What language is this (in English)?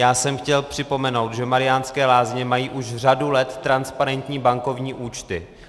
Czech